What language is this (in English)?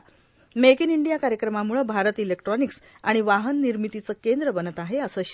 Marathi